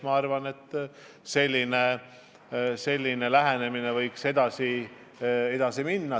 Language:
Estonian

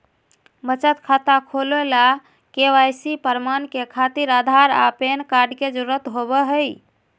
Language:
Magahi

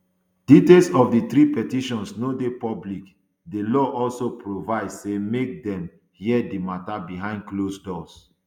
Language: Nigerian Pidgin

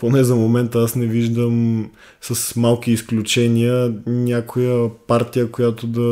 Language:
Bulgarian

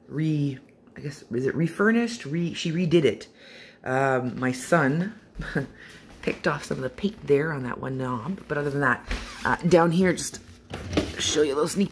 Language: English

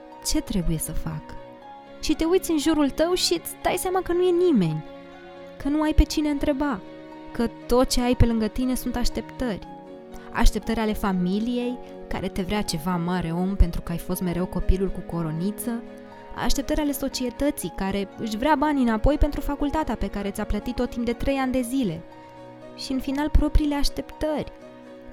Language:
Romanian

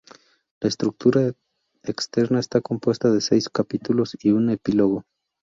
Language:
Spanish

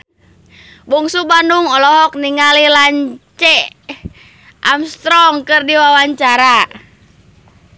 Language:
Sundanese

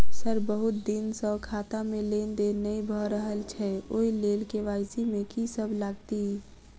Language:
Maithili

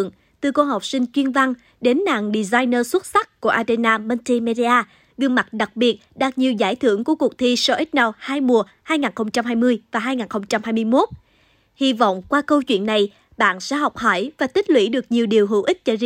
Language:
Vietnamese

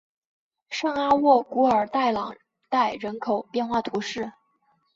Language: Chinese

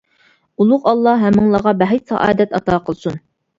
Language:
Uyghur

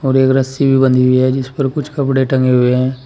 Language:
Hindi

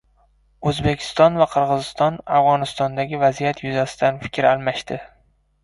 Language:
Uzbek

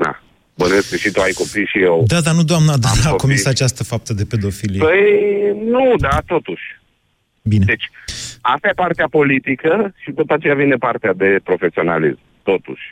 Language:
Romanian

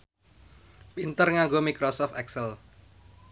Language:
Javanese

